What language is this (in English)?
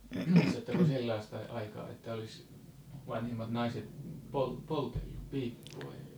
Finnish